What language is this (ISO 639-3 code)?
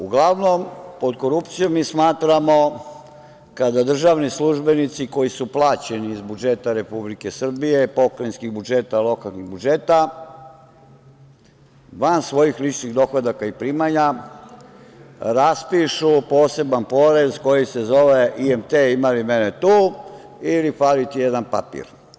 srp